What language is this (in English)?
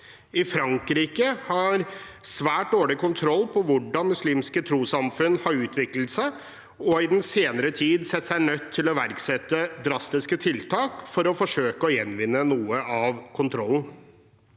Norwegian